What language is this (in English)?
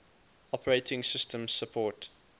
English